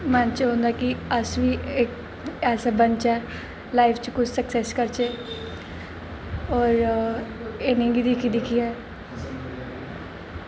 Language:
Dogri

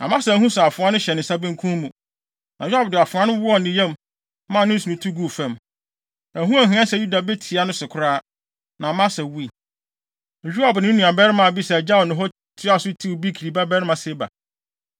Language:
Akan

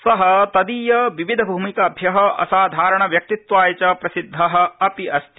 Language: Sanskrit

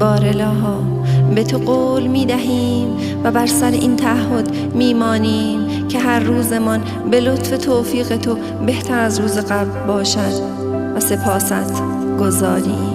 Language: Persian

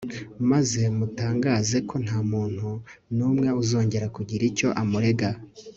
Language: Kinyarwanda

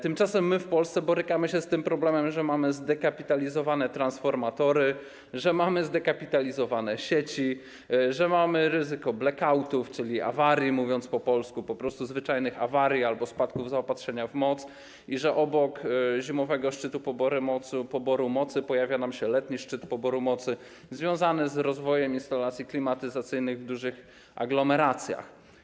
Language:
Polish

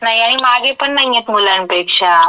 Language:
Marathi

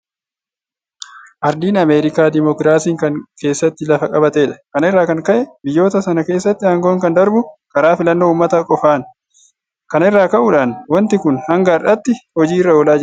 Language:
Oromo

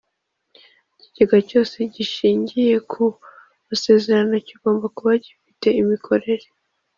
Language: Kinyarwanda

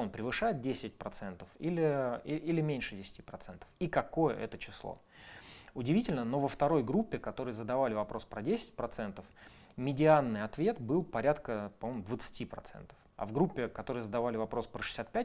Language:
Russian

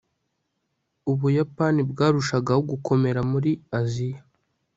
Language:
Kinyarwanda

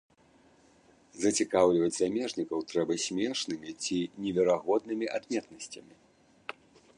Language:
Belarusian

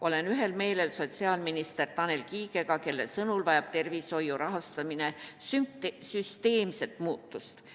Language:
Estonian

